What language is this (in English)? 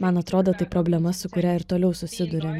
Lithuanian